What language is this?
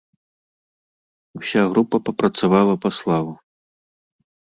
Belarusian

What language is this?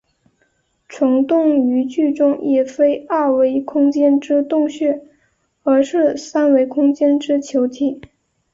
Chinese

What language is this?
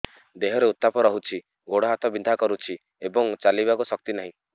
Odia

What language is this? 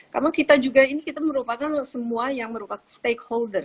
Indonesian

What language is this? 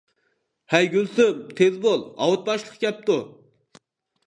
Uyghur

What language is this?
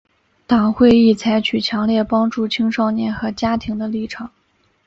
Chinese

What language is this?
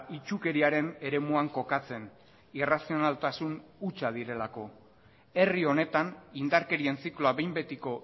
Basque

